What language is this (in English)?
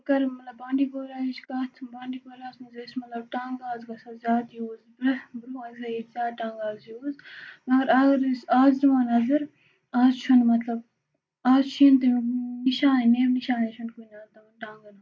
Kashmiri